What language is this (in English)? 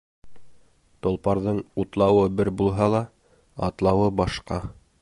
Bashkir